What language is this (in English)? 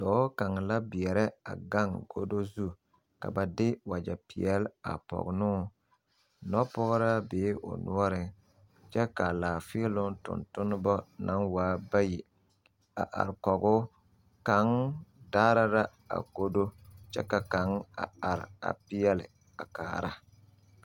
Southern Dagaare